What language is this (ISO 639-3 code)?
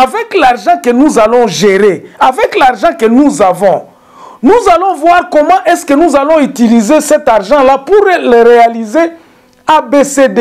fra